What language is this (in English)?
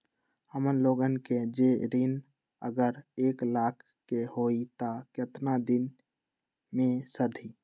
Magahi